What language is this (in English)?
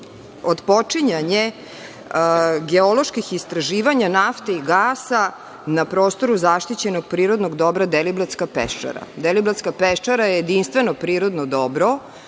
Serbian